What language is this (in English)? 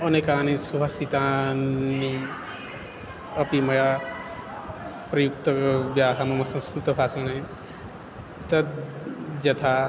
Sanskrit